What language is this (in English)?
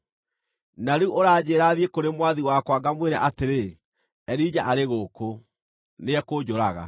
Kikuyu